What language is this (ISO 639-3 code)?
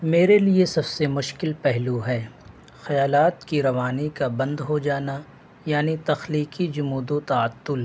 urd